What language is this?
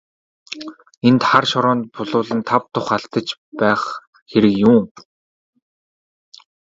Mongolian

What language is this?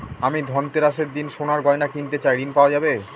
Bangla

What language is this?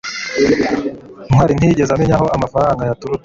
Kinyarwanda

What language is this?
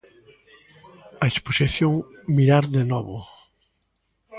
Galician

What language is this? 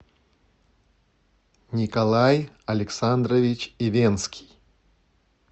Russian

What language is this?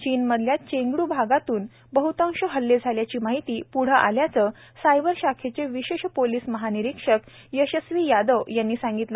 Marathi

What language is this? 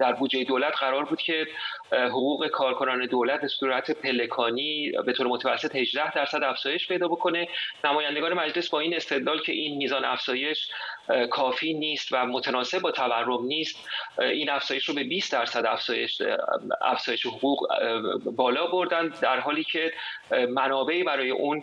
Persian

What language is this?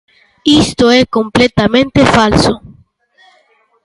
Galician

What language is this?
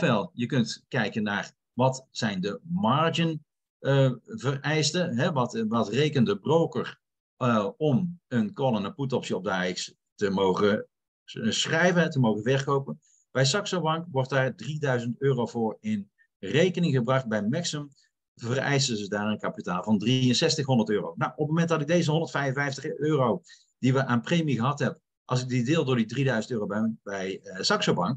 Dutch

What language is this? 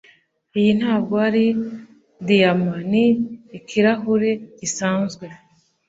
Kinyarwanda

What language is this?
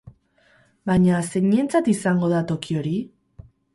Basque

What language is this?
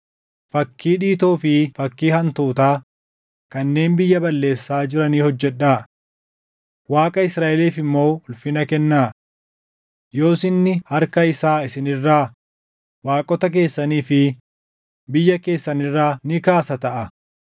Oromo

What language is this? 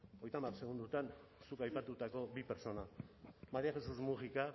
Basque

